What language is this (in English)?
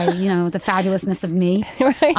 English